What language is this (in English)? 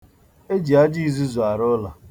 Igbo